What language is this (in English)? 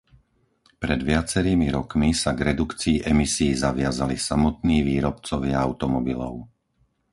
Slovak